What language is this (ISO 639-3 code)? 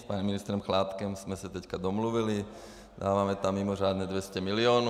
ces